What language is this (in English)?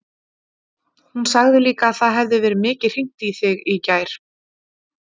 Icelandic